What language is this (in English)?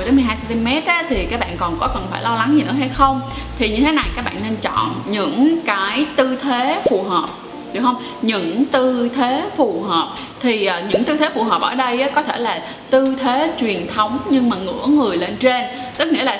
Vietnamese